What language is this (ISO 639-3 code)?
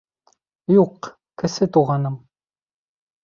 bak